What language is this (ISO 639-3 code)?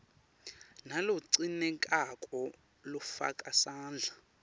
ssw